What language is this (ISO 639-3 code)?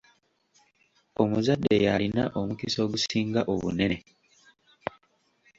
lug